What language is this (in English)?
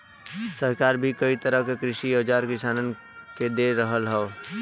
Bhojpuri